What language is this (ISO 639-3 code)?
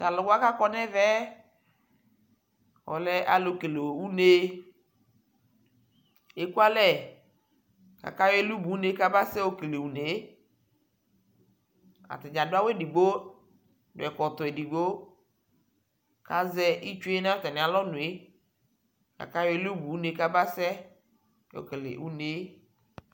kpo